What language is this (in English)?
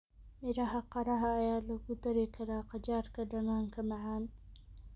Somali